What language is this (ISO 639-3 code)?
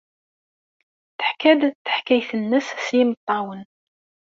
kab